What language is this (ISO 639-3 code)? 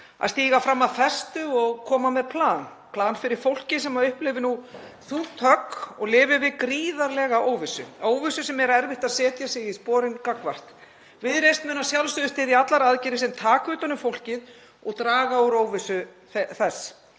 isl